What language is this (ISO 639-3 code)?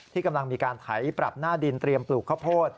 tha